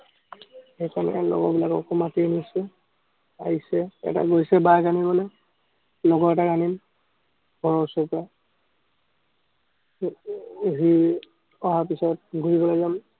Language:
Assamese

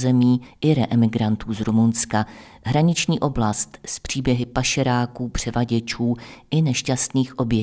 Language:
Czech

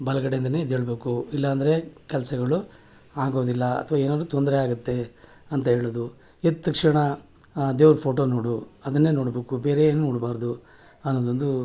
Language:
Kannada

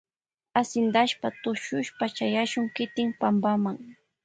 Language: Loja Highland Quichua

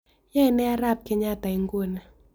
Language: Kalenjin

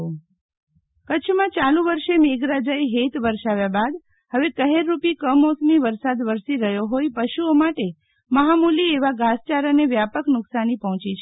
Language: Gujarati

